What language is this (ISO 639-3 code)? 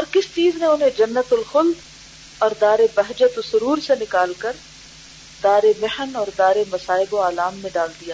urd